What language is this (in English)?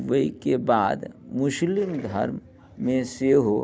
Maithili